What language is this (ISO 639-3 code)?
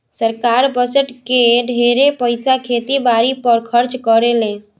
bho